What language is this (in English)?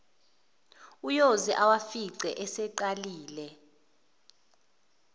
Zulu